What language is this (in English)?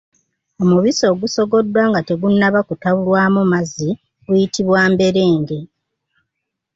Ganda